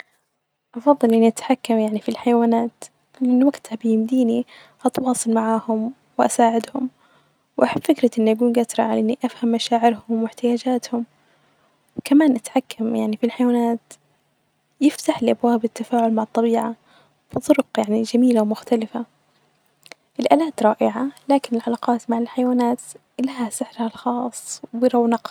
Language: Najdi Arabic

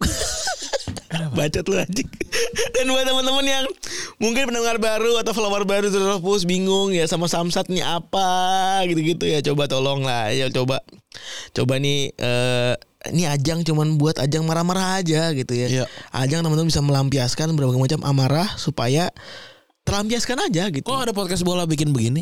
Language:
Indonesian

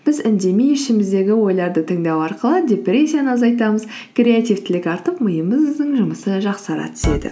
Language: Kazakh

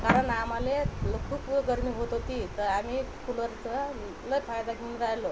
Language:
Marathi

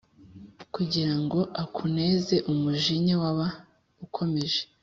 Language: Kinyarwanda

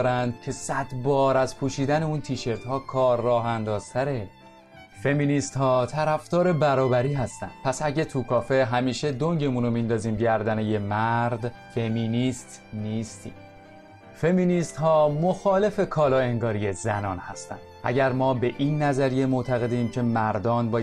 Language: Persian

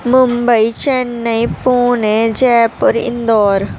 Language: Urdu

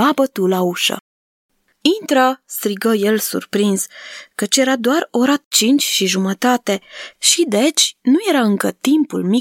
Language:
Romanian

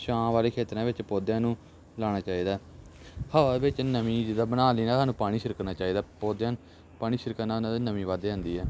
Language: Punjabi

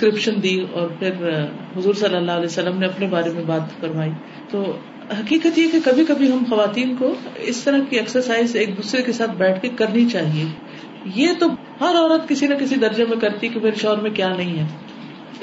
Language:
Urdu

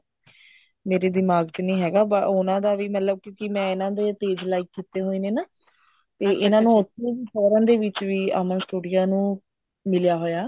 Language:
Punjabi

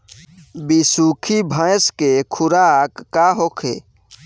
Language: Bhojpuri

